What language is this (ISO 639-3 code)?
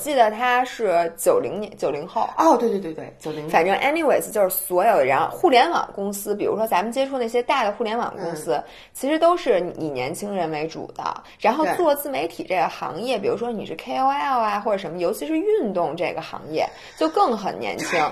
zho